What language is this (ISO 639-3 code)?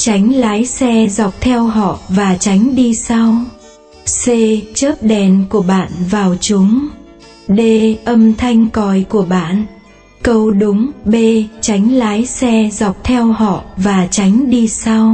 vie